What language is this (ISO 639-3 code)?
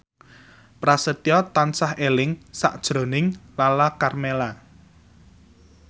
jav